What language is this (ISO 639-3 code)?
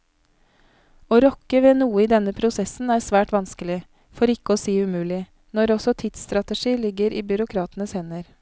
nor